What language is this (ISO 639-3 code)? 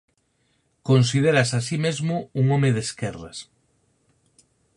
glg